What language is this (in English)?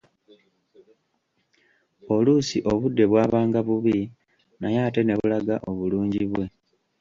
Ganda